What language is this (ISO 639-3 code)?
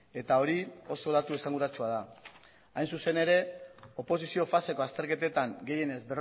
eus